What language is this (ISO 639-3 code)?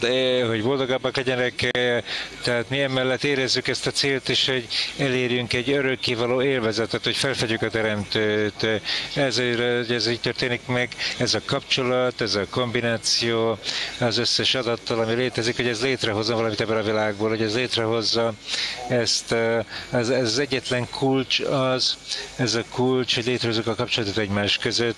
hun